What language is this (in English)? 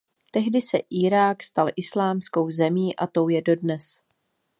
Czech